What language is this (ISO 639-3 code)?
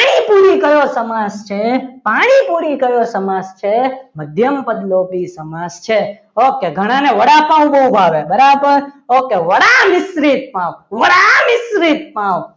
guj